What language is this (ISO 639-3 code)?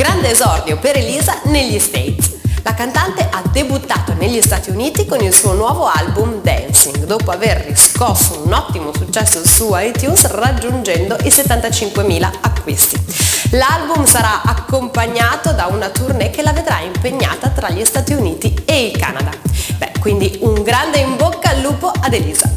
ita